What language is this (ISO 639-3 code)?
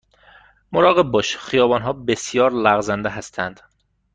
fas